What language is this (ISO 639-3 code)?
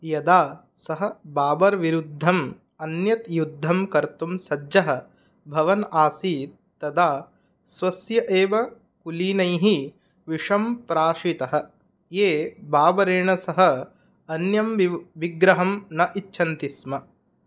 san